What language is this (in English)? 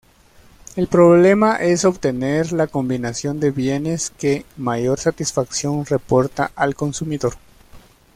Spanish